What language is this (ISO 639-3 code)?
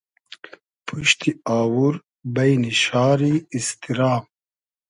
haz